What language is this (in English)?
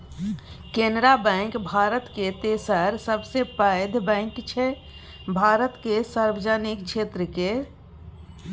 Maithili